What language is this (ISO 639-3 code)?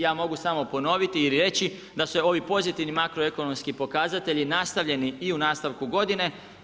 hrv